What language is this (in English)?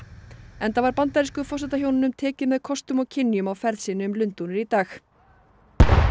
Icelandic